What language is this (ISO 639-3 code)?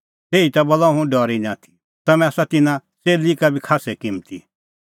kfx